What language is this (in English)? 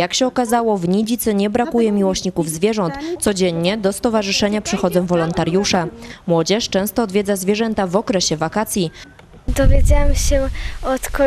Polish